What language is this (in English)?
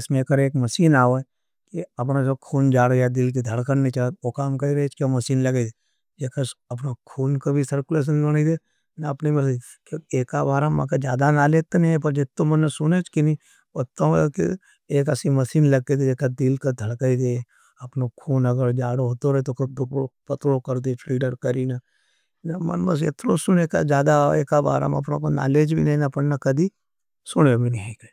Nimadi